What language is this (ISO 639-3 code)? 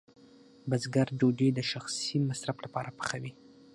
pus